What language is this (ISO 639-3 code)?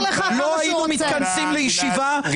heb